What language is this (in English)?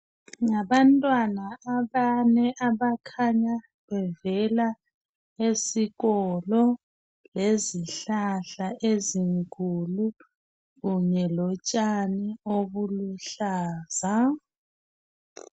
North Ndebele